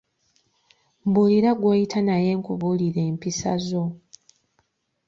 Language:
Ganda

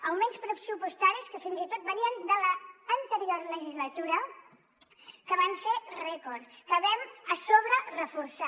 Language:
Catalan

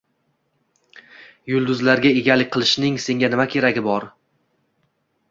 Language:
Uzbek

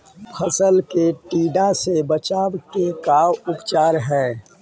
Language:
Magahi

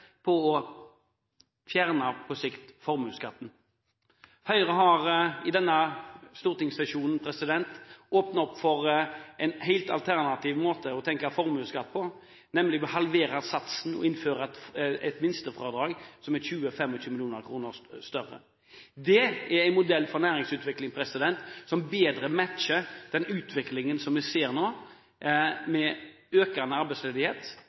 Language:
Norwegian Bokmål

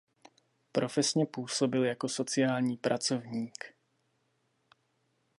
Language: Czech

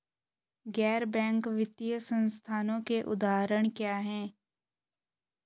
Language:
Hindi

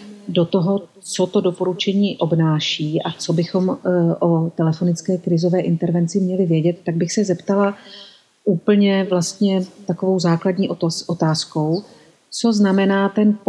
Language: Czech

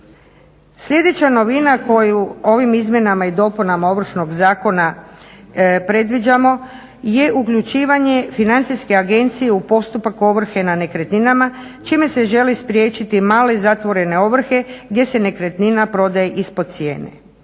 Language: Croatian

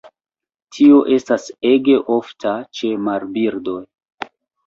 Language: Esperanto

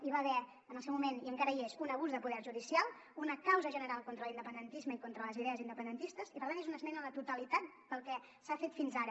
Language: Catalan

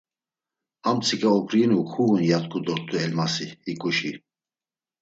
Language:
Laz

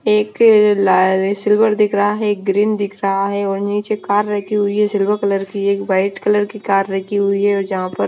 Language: Hindi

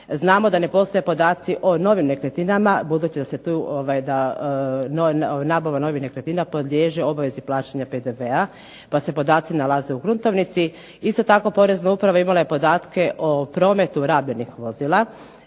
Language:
Croatian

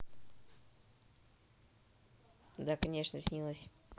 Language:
Russian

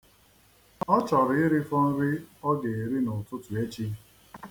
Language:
Igbo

